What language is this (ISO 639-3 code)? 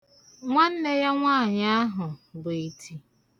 ibo